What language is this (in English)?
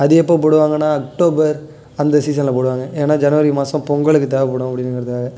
Tamil